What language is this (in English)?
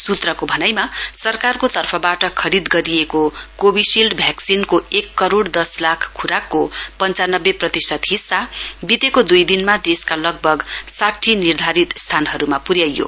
Nepali